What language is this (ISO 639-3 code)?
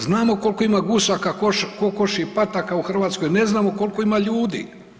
hrv